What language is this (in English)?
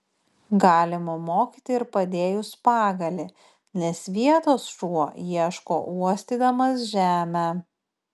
Lithuanian